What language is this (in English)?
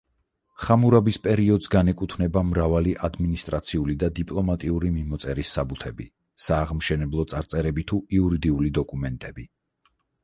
Georgian